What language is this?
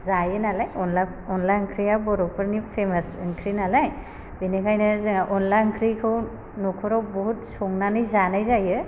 Bodo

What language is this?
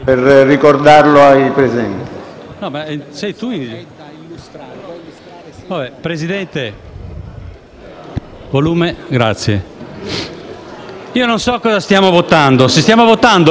Italian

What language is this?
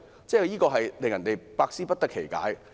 Cantonese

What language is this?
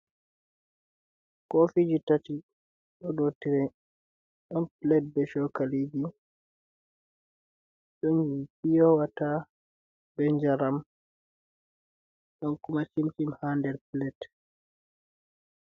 Fula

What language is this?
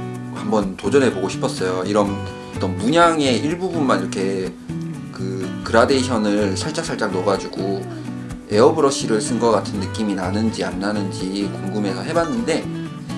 Korean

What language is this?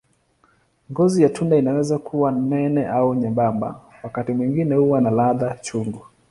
Swahili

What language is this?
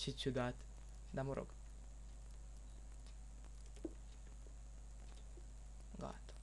Romanian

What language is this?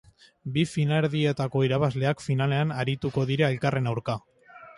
Basque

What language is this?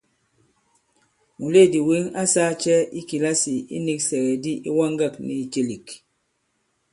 Bankon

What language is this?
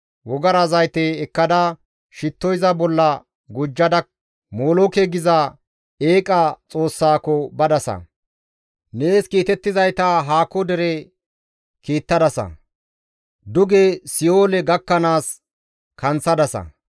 Gamo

